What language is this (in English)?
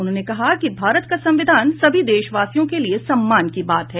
Hindi